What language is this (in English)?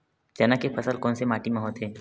Chhattisgarhi